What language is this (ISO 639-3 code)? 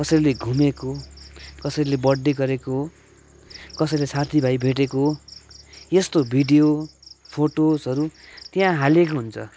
nep